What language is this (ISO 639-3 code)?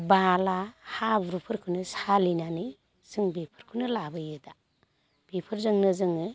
brx